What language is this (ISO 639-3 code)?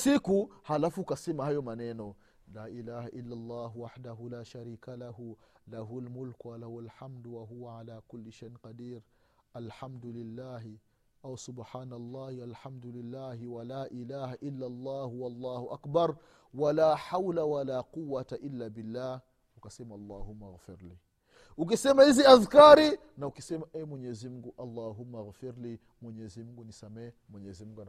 swa